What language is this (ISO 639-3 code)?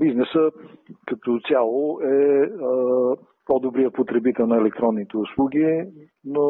bul